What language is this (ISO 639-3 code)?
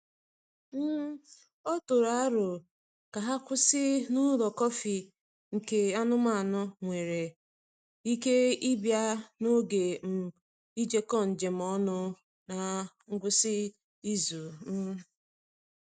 ibo